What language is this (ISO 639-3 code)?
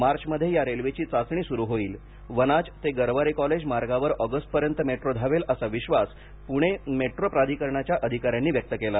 mar